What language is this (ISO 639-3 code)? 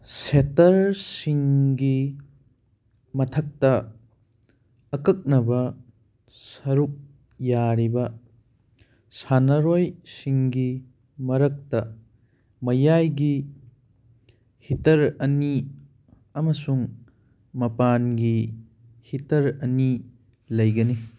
mni